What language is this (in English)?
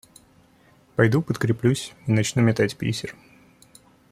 Russian